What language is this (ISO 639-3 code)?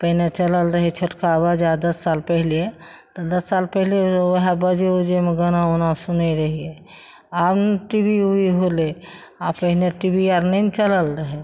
mai